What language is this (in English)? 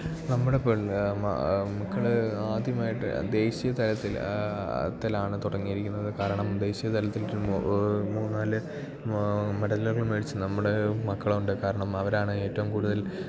Malayalam